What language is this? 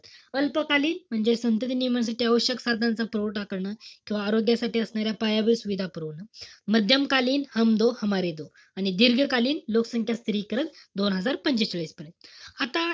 Marathi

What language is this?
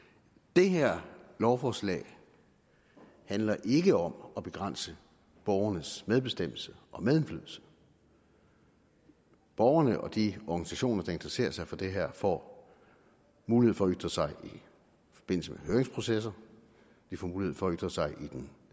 Danish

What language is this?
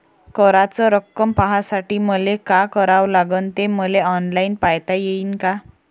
Marathi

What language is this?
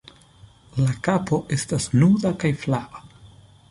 Esperanto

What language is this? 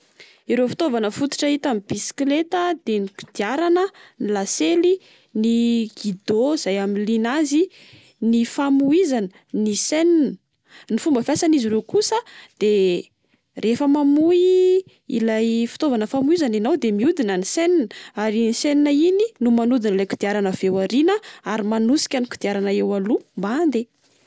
Malagasy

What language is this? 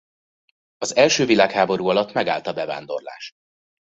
Hungarian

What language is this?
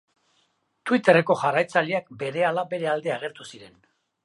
Basque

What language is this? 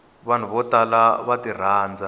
Tsonga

